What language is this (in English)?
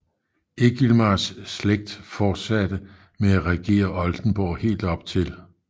Danish